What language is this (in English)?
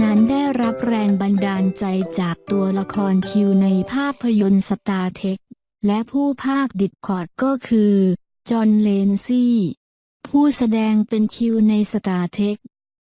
Thai